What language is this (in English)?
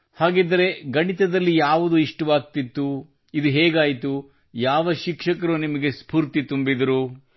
Kannada